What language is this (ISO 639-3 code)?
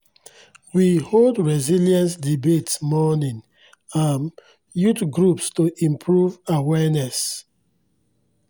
pcm